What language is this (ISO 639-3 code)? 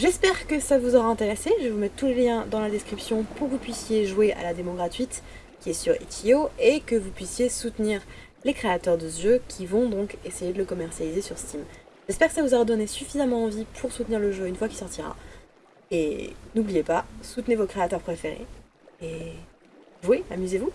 fra